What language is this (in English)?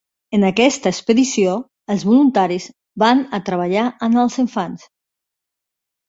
Catalan